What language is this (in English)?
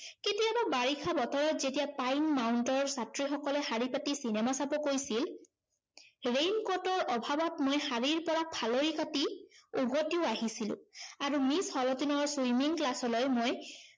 Assamese